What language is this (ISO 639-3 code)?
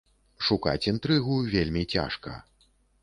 bel